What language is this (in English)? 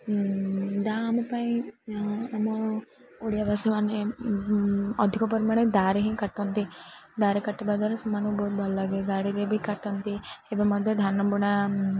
Odia